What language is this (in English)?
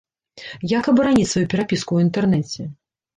Belarusian